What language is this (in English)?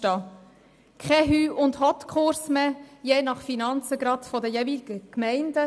Swiss German